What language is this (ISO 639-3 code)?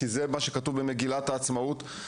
heb